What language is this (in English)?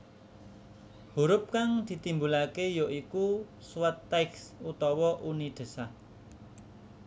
Javanese